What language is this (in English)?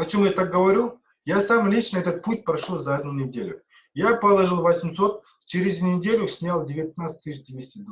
Russian